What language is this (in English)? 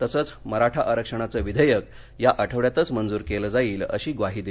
Marathi